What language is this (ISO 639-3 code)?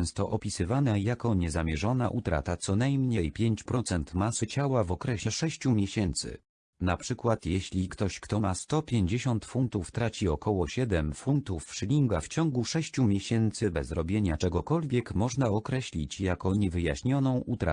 pol